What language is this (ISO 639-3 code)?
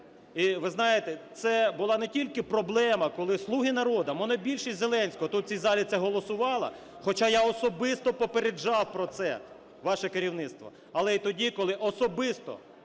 ukr